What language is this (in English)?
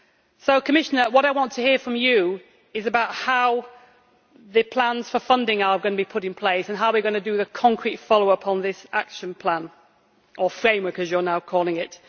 English